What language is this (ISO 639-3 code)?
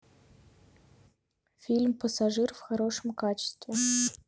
rus